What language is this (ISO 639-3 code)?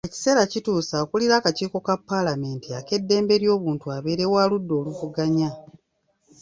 lug